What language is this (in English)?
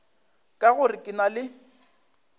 Northern Sotho